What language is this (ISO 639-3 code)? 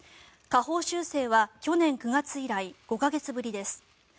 jpn